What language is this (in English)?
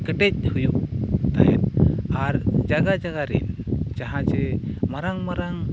Santali